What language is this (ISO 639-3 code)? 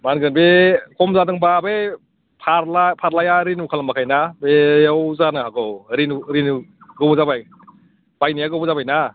brx